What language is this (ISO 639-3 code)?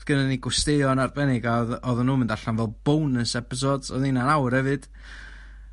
cym